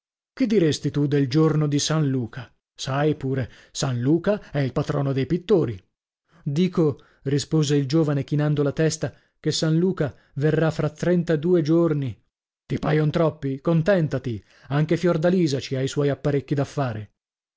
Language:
Italian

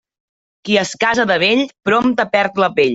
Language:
Catalan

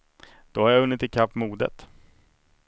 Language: Swedish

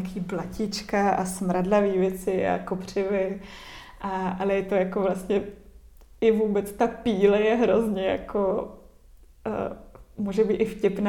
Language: Czech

